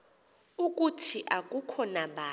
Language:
Xhosa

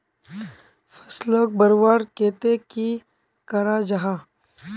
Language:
Magahi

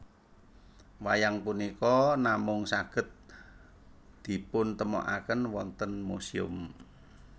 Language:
Javanese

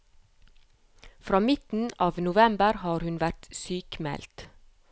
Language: Norwegian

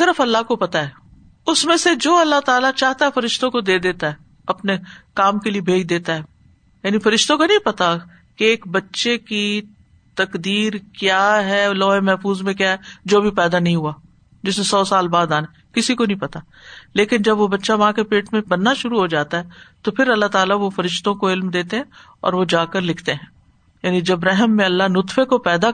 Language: Urdu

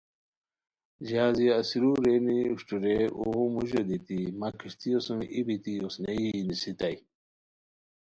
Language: Khowar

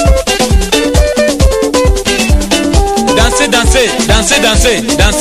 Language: Romanian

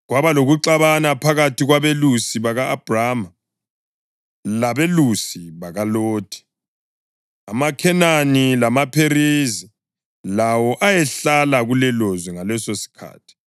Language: North Ndebele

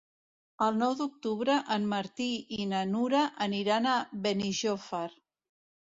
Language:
Catalan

